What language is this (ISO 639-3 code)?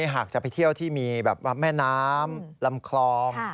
tha